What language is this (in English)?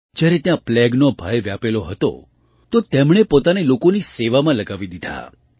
Gujarati